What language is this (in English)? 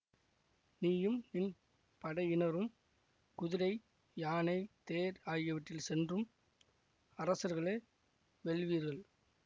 Tamil